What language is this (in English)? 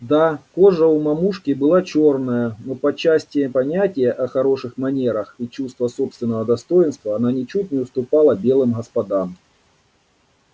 Russian